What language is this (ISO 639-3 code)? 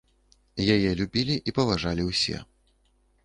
bel